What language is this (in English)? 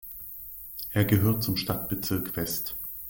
German